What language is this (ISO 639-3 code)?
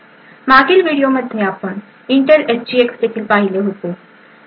mar